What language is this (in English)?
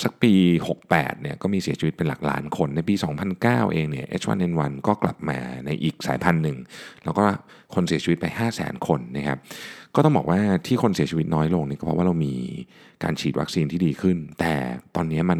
Thai